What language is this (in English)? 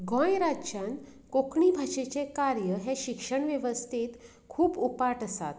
Konkani